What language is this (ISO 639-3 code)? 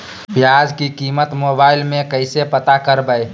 mag